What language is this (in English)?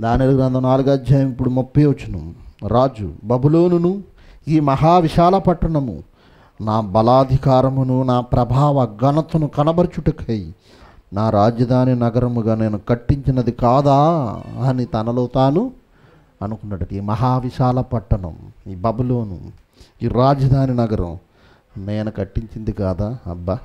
Telugu